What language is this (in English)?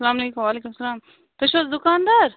Kashmiri